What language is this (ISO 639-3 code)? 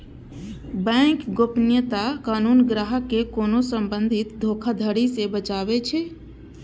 mai